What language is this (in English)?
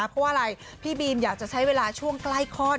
Thai